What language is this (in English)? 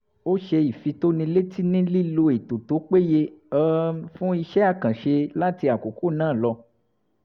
Yoruba